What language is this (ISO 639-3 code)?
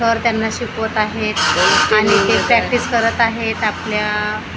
mar